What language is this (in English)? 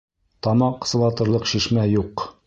Bashkir